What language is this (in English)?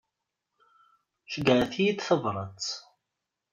Kabyle